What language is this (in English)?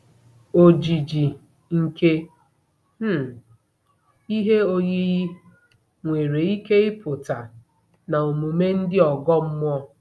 Igbo